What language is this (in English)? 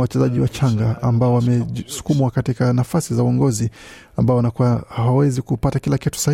Swahili